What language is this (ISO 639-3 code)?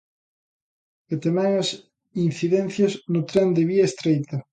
glg